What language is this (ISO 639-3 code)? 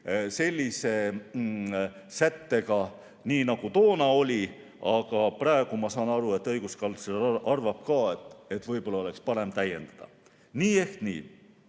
est